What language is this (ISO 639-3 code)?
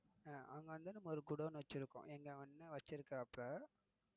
tam